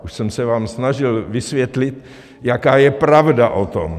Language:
Czech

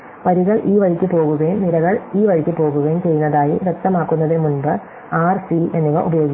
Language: Malayalam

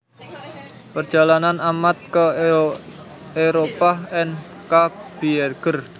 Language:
Javanese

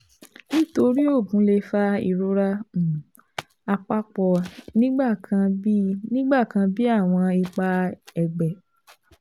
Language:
Yoruba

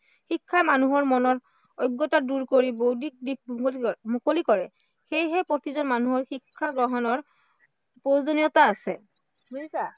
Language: Assamese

